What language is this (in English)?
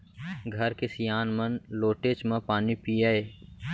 Chhattisgarhi